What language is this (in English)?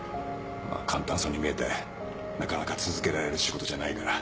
Japanese